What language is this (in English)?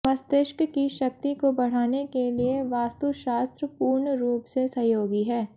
Hindi